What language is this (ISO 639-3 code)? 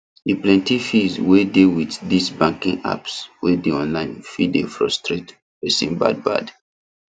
pcm